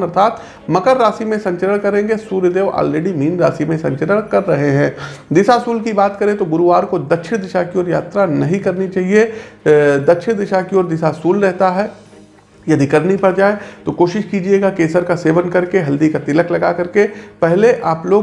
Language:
Hindi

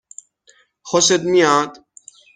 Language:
Persian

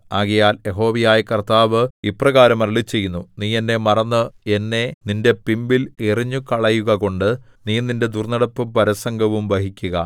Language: Malayalam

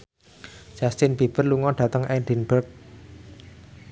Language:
Javanese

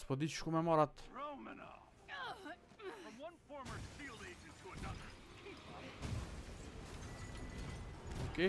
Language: Romanian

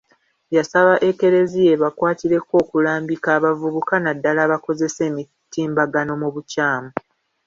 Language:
Ganda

